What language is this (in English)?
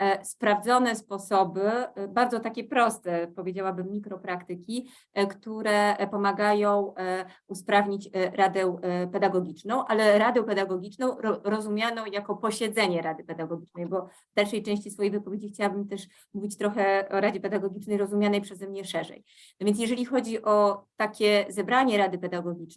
Polish